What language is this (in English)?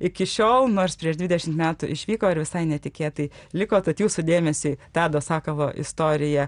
Lithuanian